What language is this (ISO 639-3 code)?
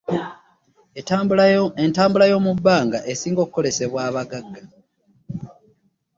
lug